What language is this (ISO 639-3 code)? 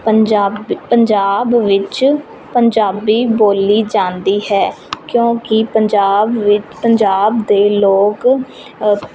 pan